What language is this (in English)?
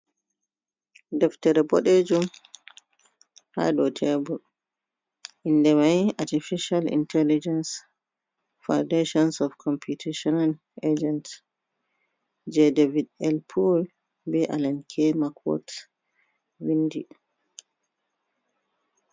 Fula